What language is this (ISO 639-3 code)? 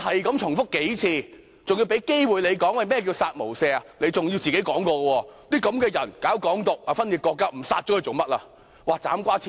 yue